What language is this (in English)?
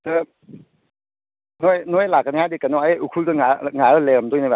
Manipuri